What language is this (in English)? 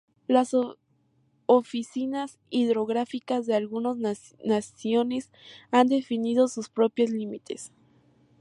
Spanish